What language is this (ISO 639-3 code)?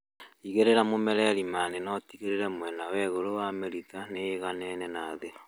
kik